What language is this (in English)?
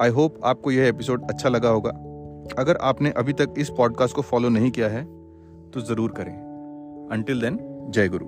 Hindi